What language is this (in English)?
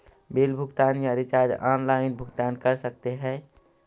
Magahi